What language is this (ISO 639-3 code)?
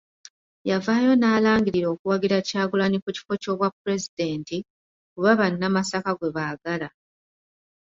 lug